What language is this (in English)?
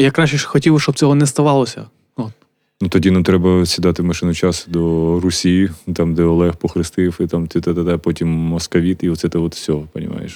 Ukrainian